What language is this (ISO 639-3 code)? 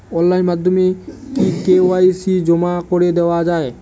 ben